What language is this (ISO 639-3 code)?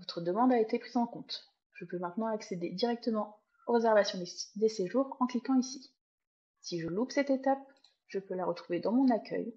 fra